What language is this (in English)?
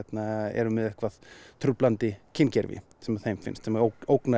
Icelandic